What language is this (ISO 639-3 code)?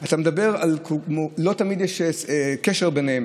heb